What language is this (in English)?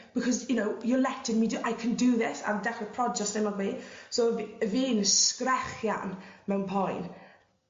Welsh